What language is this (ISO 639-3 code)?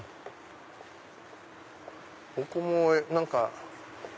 jpn